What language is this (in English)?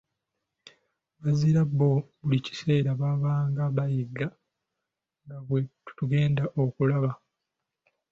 Ganda